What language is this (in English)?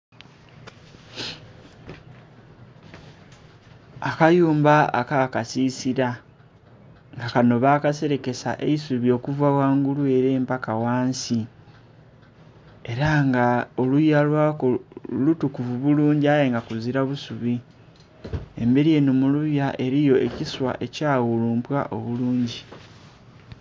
Soga